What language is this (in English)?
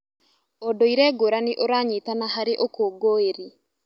Kikuyu